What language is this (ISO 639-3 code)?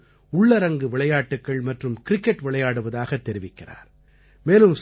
tam